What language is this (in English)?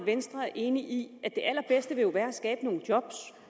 Danish